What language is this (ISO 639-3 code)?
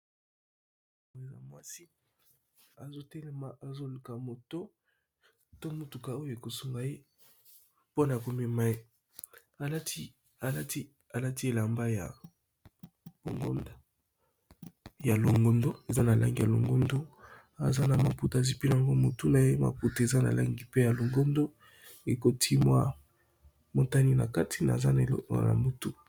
lin